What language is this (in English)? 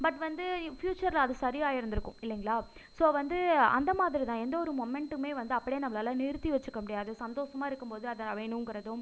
Tamil